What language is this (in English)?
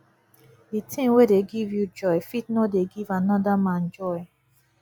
Nigerian Pidgin